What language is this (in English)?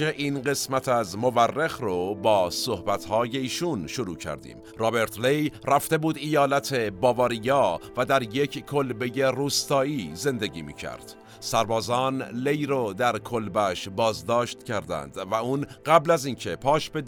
Persian